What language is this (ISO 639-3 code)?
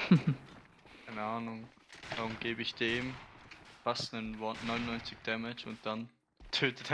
deu